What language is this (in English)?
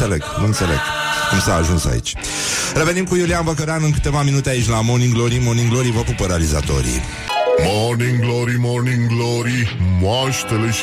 Romanian